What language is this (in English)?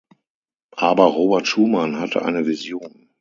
German